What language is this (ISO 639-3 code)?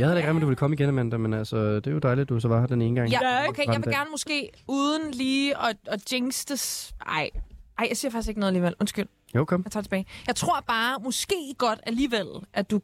dan